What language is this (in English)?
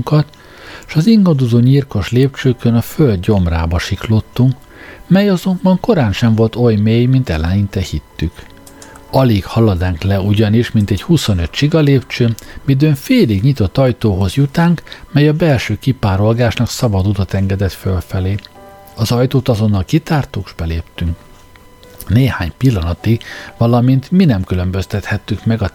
Hungarian